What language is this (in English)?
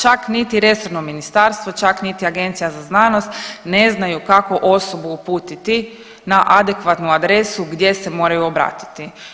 Croatian